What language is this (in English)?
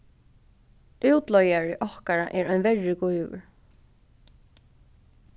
Faroese